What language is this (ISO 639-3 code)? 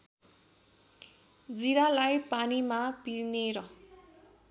nep